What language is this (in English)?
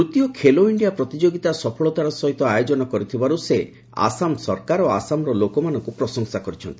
Odia